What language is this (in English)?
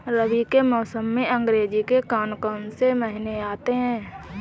Hindi